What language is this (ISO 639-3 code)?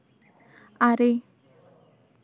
sat